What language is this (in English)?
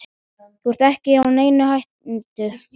Icelandic